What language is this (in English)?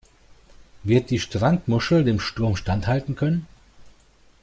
German